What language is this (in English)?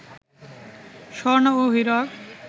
Bangla